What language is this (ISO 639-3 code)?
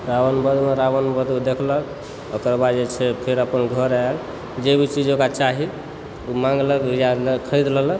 mai